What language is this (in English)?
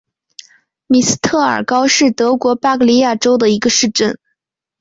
Chinese